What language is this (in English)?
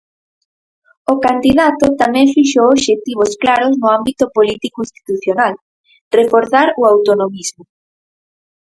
Galician